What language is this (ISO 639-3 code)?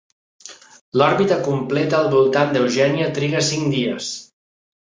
cat